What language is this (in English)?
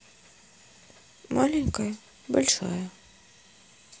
Russian